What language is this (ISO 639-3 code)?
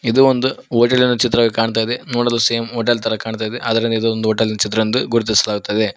kan